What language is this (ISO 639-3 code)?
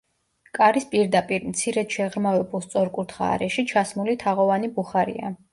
kat